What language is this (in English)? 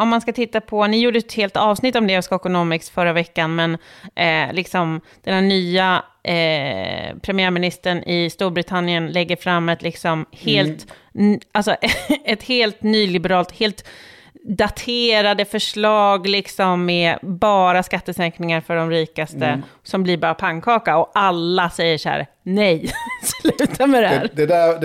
Swedish